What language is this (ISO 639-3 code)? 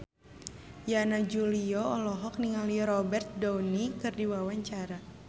sun